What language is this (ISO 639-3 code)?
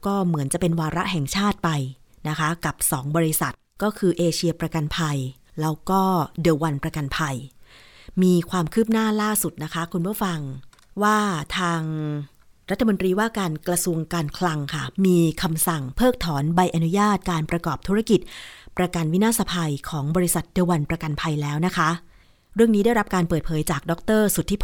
tha